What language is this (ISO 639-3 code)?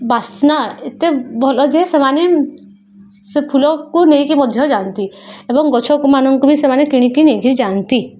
ori